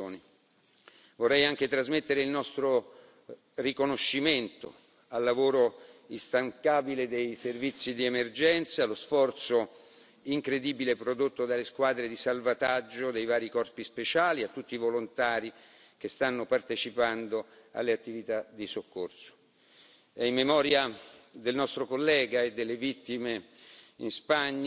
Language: Italian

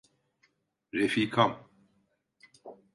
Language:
Turkish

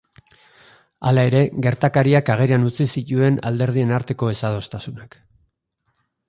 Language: Basque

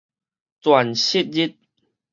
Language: Min Nan Chinese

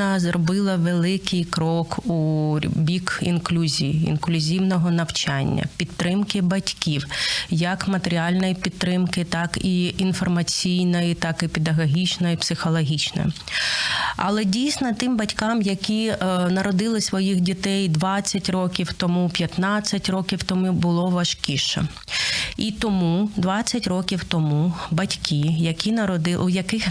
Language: Ukrainian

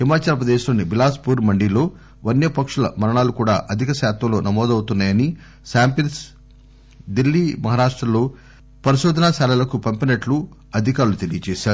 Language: Telugu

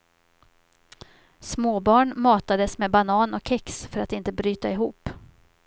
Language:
Swedish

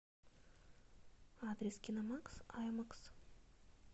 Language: Russian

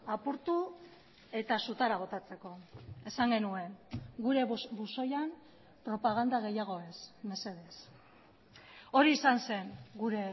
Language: Basque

